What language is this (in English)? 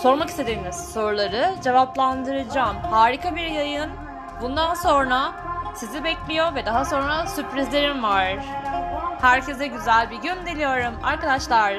Turkish